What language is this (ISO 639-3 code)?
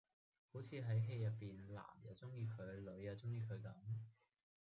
yue